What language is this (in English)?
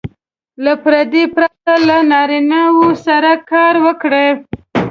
Pashto